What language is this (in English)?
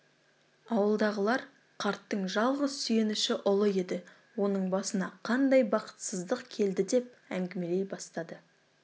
Kazakh